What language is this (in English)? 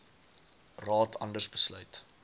Afrikaans